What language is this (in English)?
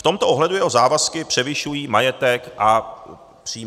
Czech